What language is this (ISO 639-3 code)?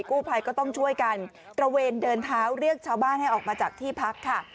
tha